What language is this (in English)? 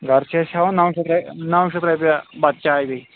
Kashmiri